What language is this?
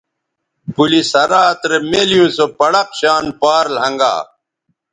Bateri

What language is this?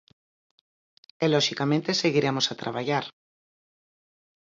Galician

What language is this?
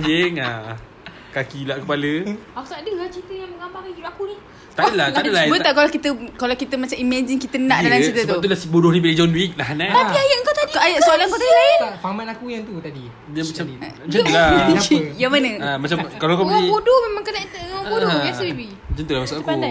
Malay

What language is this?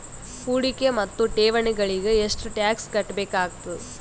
Kannada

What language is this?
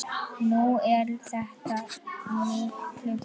Icelandic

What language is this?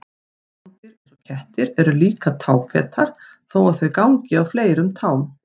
Icelandic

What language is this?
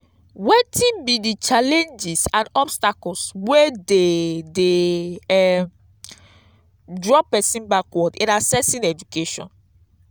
Nigerian Pidgin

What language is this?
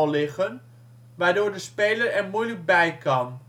Dutch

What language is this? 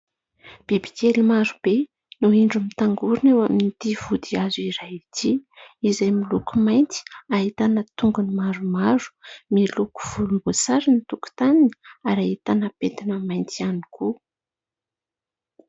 Malagasy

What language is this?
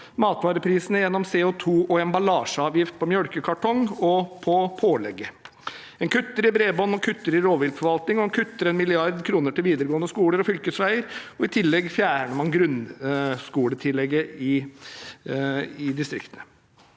Norwegian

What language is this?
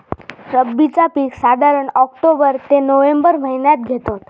Marathi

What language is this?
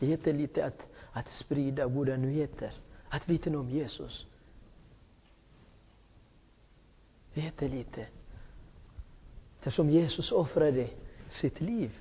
Swedish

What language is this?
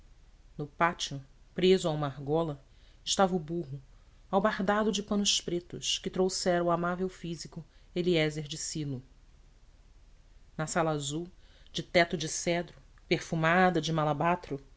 Portuguese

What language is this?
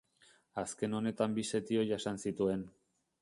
Basque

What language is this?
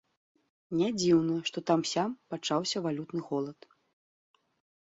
Belarusian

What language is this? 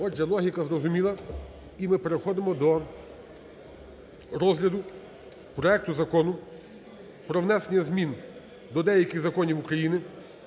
Ukrainian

